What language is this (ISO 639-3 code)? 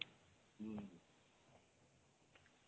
ori